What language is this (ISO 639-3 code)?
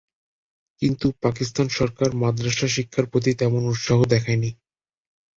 ben